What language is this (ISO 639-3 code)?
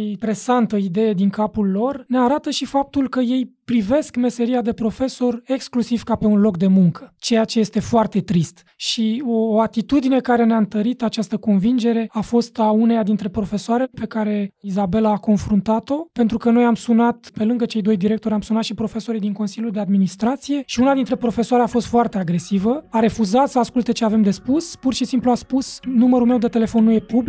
ron